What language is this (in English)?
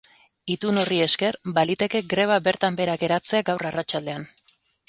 Basque